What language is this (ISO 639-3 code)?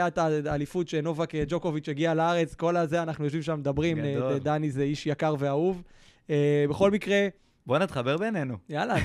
heb